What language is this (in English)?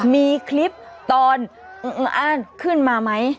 Thai